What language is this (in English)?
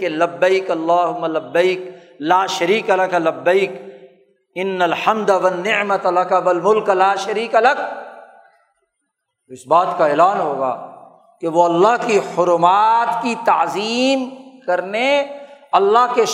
Urdu